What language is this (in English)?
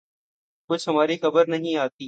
Urdu